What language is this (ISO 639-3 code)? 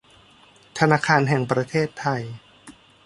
tha